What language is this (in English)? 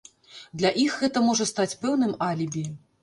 Belarusian